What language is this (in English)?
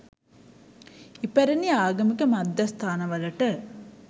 Sinhala